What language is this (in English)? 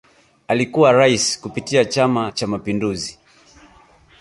Swahili